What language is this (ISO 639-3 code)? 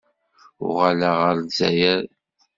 kab